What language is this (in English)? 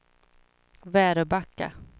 Swedish